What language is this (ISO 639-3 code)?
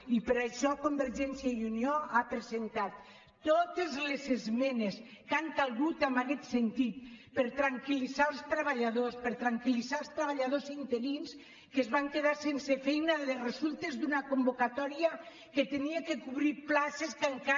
cat